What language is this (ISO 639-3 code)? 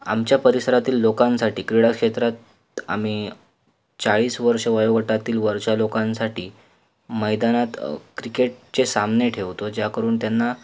mar